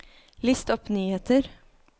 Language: Norwegian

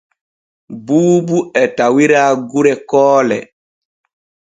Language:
Borgu Fulfulde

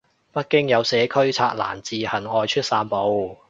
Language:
Cantonese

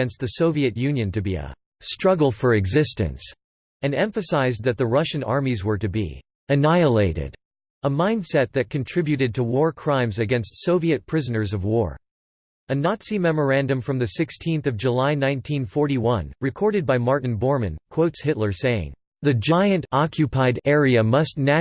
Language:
English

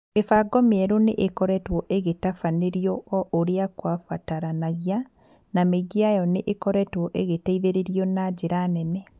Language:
Kikuyu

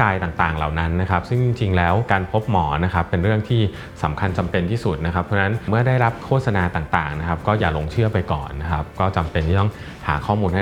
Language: Thai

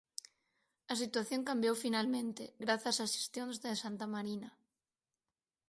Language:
Galician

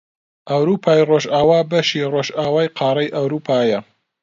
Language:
Central Kurdish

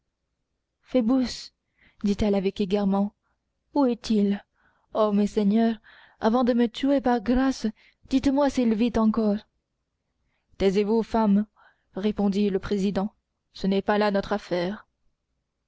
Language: French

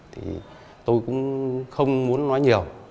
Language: Vietnamese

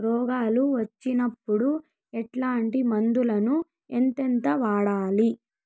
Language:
Telugu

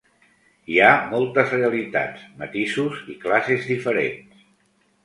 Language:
Catalan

